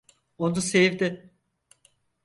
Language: Turkish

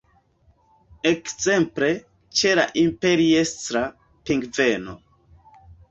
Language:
Esperanto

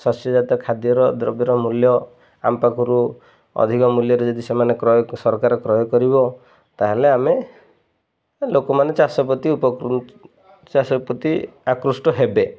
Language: Odia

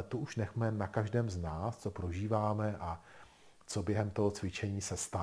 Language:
Czech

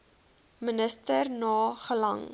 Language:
Afrikaans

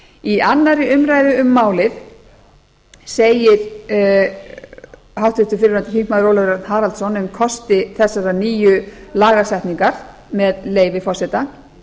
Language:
Icelandic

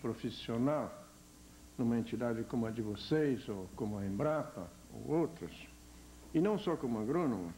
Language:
Portuguese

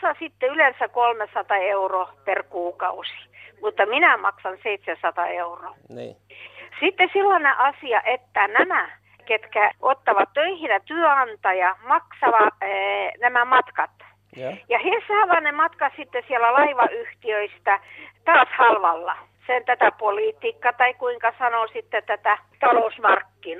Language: Finnish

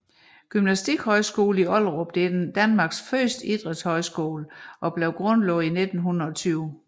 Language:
Danish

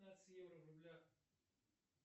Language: Russian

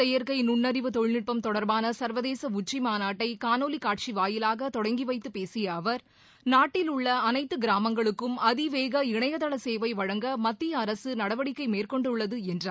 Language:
Tamil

